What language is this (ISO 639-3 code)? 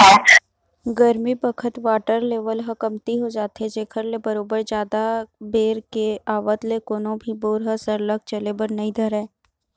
hne